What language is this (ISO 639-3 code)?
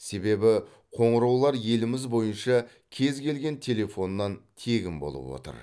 kaz